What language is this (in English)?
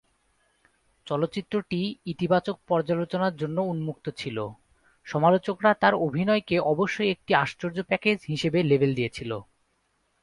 Bangla